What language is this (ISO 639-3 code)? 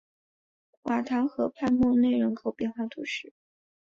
zho